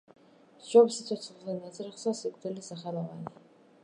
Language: Georgian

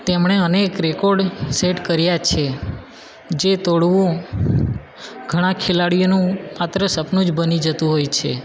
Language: Gujarati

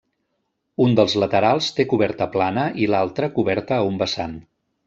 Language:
Catalan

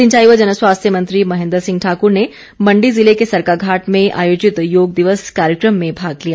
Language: Hindi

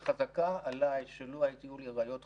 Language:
Hebrew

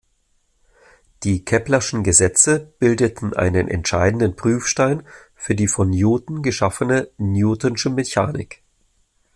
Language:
German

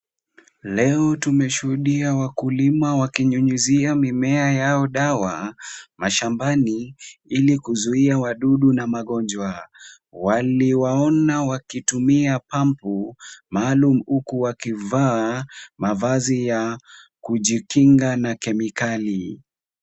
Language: Swahili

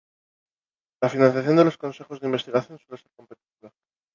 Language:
Spanish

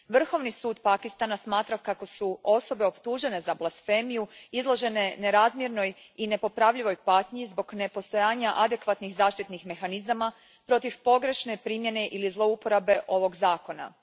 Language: Croatian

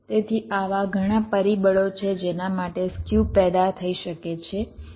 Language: Gujarati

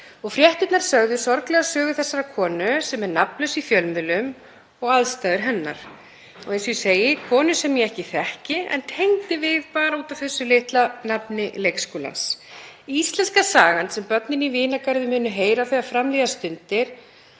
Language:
Icelandic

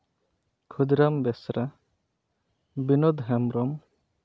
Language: Santali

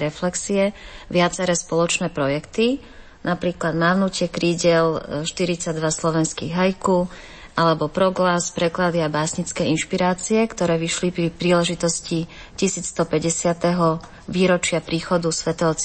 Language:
Slovak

